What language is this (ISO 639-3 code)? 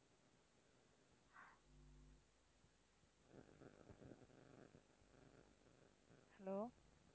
tam